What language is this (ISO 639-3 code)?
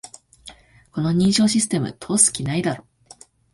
jpn